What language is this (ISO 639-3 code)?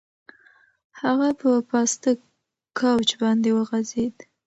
pus